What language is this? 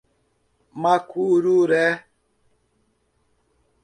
Portuguese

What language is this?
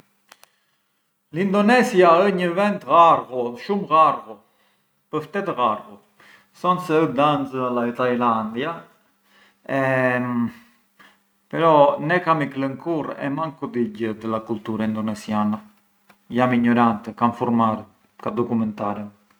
Arbëreshë Albanian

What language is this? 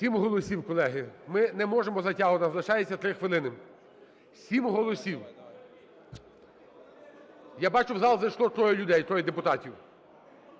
Ukrainian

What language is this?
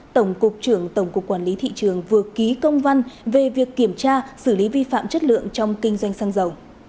Vietnamese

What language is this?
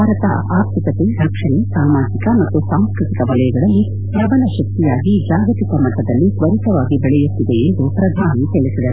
Kannada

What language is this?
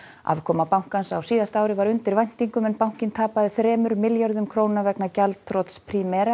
Icelandic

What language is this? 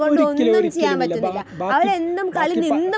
Malayalam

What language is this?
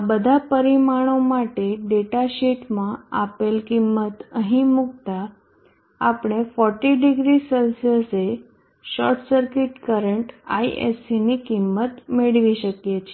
Gujarati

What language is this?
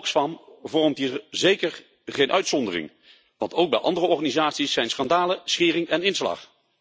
Dutch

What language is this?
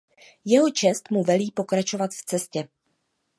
Czech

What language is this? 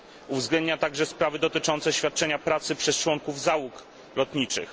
Polish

